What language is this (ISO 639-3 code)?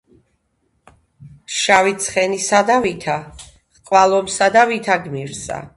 kat